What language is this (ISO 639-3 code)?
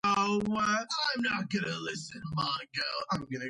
kat